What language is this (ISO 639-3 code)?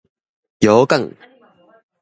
nan